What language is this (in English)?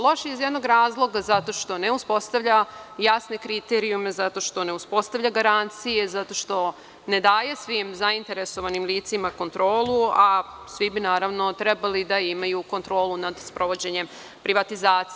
Serbian